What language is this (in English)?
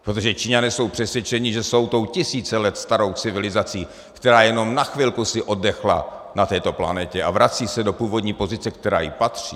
Czech